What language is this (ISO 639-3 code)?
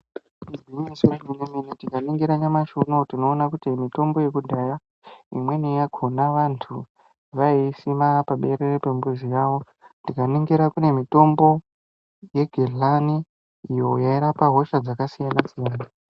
ndc